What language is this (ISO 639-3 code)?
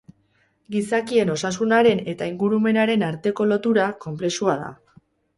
eus